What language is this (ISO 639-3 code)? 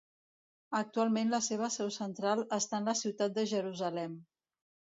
cat